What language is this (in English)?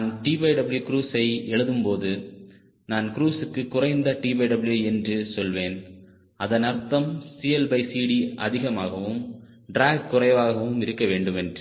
Tamil